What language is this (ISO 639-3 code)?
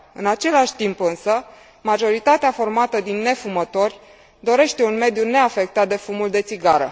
ron